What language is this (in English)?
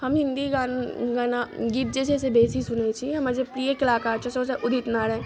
Maithili